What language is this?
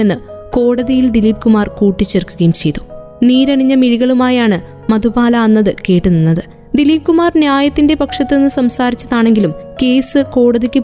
Malayalam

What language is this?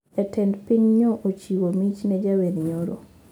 Luo (Kenya and Tanzania)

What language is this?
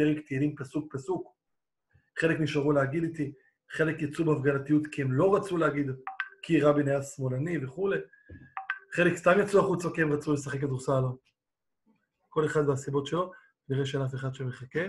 Hebrew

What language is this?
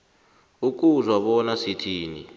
South Ndebele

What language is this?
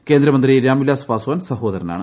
Malayalam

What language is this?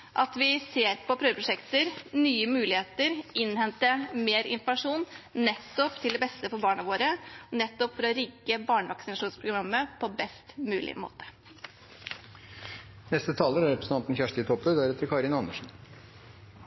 Norwegian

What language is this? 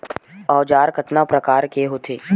Chhattisgarhi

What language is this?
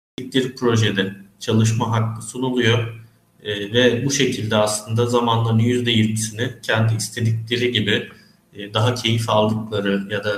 Turkish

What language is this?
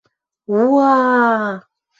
Western Mari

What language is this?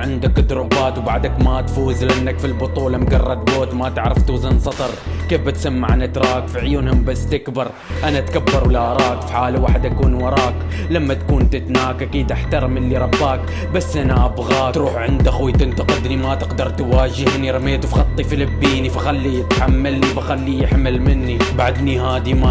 Arabic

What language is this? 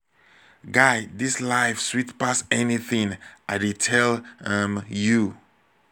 Nigerian Pidgin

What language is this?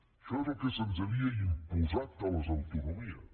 Catalan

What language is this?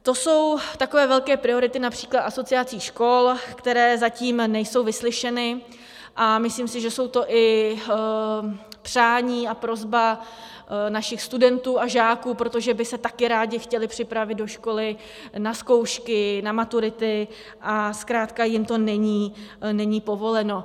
Czech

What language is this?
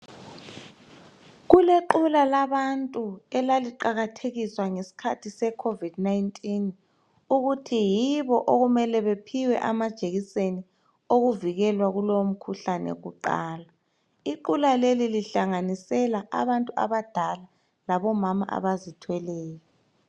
North Ndebele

